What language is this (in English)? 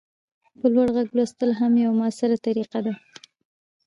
Pashto